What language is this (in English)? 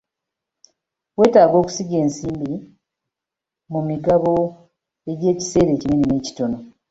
Ganda